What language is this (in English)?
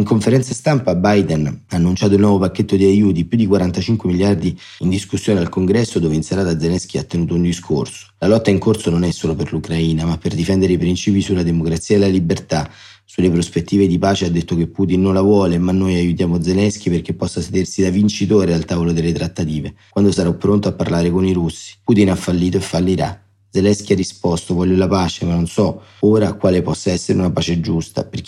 Italian